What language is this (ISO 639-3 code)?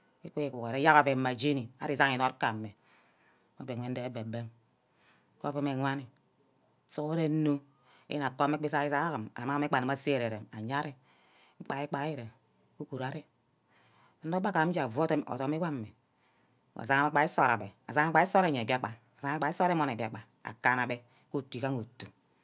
byc